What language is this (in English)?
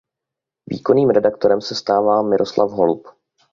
Czech